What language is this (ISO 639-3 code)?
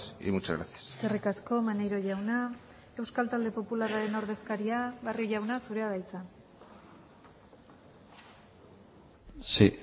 eus